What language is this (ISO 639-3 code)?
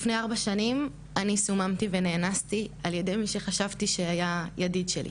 heb